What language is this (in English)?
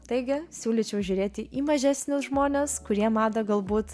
Lithuanian